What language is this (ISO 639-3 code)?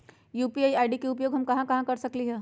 mag